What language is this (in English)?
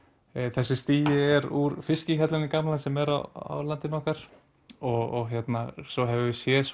Icelandic